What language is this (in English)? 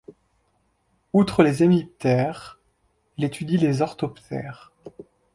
French